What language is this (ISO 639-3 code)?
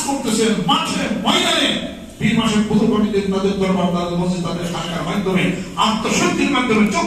ron